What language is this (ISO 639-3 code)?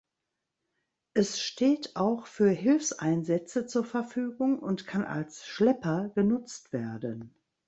deu